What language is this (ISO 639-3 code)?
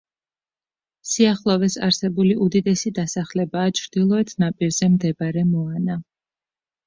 kat